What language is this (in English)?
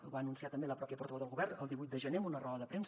Catalan